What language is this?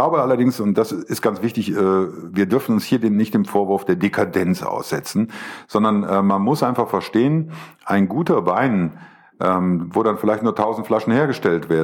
German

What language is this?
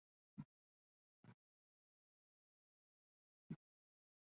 Bangla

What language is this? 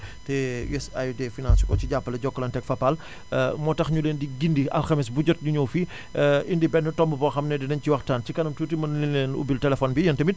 Wolof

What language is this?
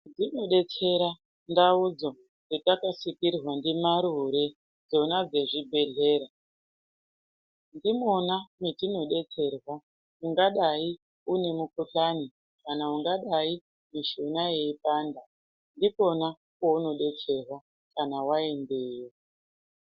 Ndau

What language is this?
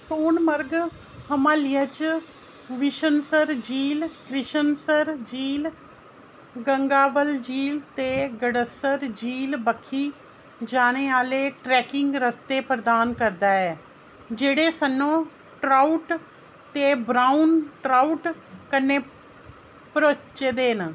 Dogri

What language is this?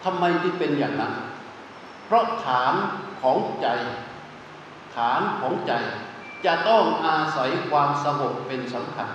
Thai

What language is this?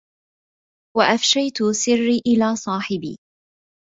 Arabic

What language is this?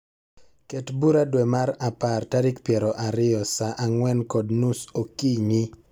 Luo (Kenya and Tanzania)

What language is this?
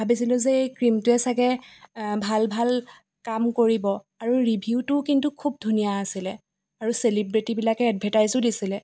Assamese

